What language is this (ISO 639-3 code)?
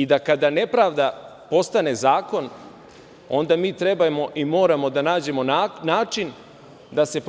srp